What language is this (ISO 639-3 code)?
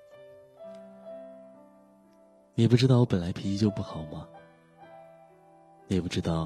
zho